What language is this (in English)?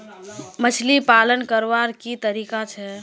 Magahi